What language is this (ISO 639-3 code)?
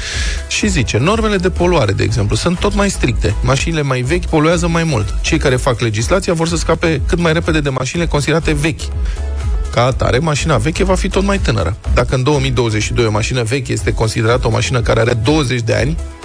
ron